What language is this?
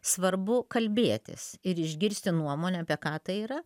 Lithuanian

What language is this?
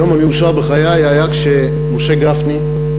Hebrew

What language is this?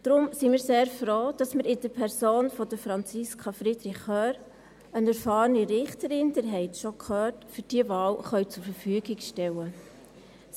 Swiss German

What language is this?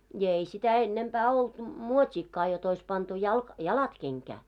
Finnish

